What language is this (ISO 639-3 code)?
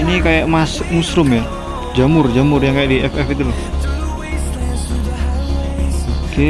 ind